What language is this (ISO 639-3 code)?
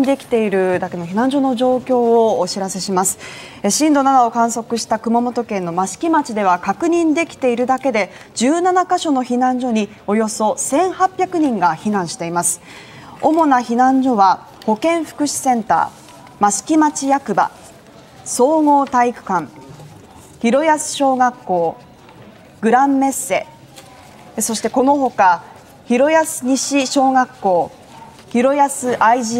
jpn